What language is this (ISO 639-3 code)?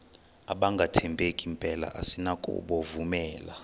xho